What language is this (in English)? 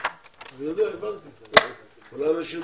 Hebrew